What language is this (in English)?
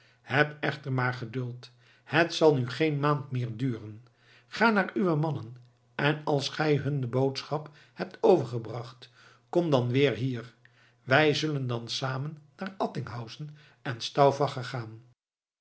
Dutch